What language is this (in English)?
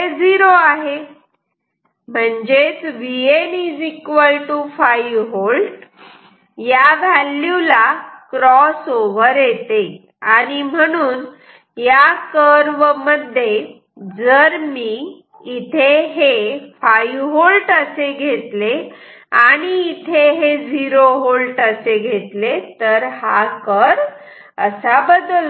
Marathi